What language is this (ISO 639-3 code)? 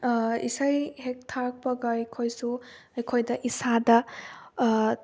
mni